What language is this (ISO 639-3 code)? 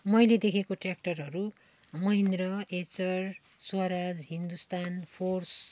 nep